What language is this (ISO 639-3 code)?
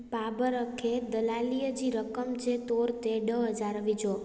snd